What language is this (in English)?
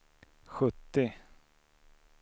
Swedish